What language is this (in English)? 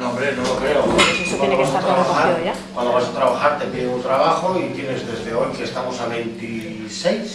Spanish